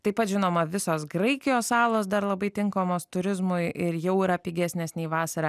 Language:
Lithuanian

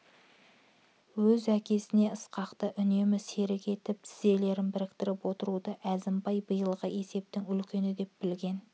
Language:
Kazakh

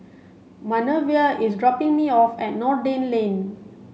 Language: English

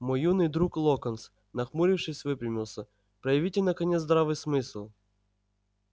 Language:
Russian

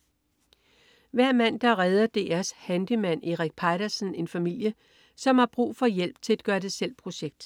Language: Danish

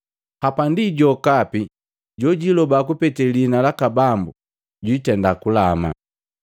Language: Matengo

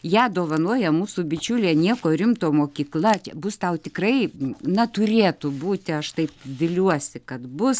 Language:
Lithuanian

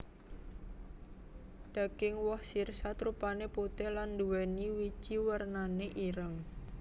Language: Javanese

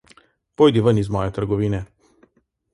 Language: Slovenian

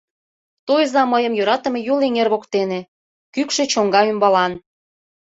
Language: Mari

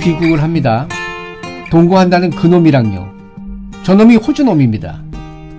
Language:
Korean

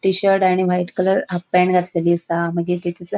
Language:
Konkani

